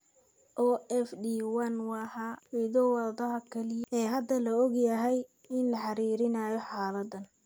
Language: Somali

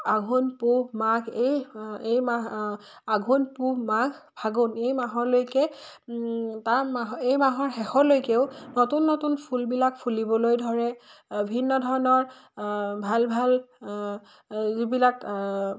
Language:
Assamese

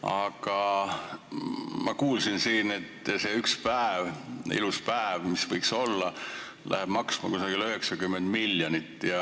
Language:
Estonian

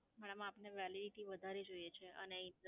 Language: Gujarati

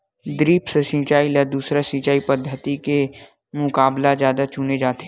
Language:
Chhattisgarhi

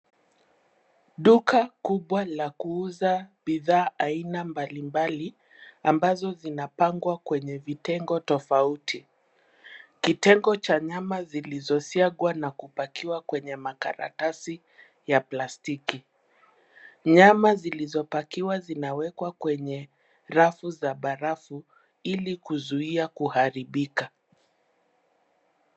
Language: Swahili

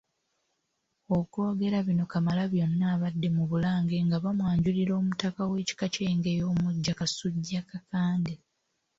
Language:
Ganda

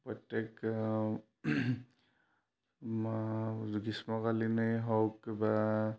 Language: Assamese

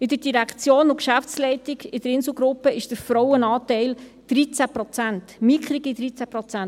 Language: Swiss German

